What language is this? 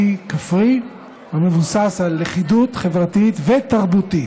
Hebrew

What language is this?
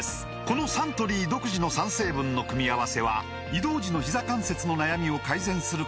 Japanese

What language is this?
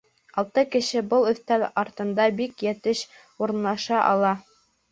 Bashkir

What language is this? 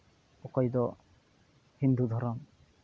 Santali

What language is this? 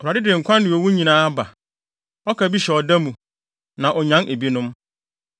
Akan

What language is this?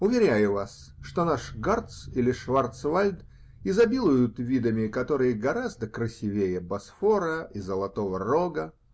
Russian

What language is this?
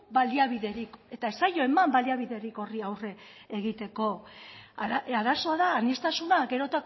Basque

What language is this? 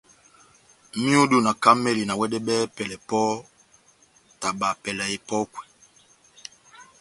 Batanga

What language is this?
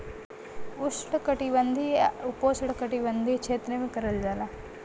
Bhojpuri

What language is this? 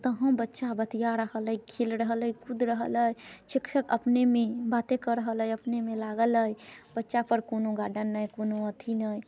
Maithili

